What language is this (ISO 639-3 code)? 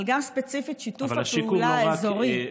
heb